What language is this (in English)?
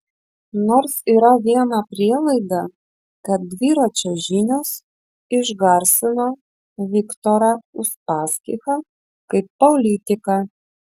Lithuanian